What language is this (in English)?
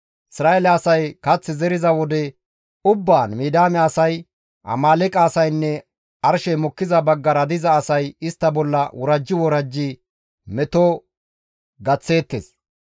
Gamo